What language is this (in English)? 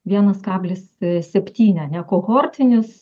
Lithuanian